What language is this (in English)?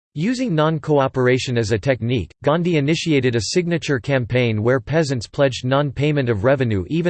English